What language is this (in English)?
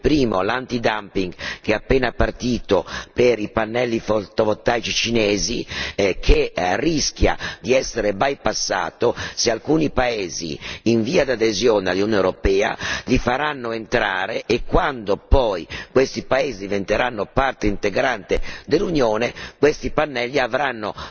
Italian